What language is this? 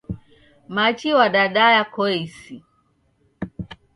Taita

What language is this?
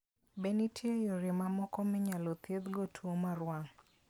Luo (Kenya and Tanzania)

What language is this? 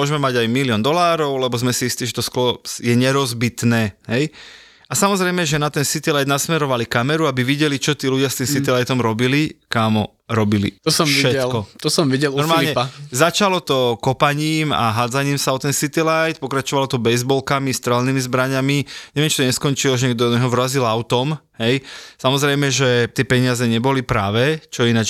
Slovak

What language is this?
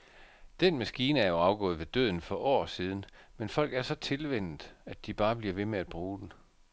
Danish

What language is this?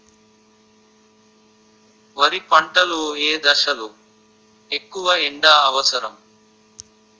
Telugu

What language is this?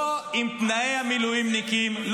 Hebrew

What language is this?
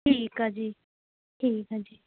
Punjabi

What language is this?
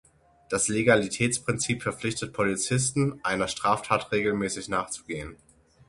German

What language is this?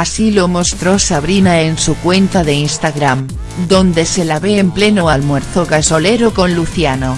Spanish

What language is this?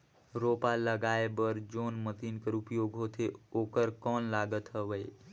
Chhattisgarhi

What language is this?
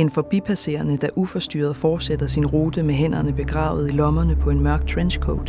Danish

